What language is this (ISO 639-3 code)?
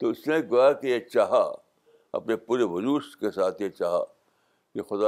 urd